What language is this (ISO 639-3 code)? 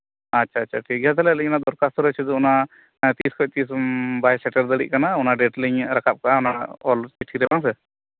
sat